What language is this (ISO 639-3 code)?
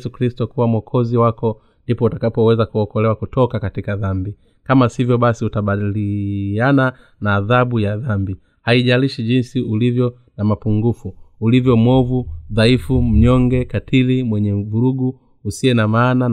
swa